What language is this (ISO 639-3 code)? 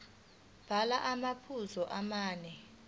zul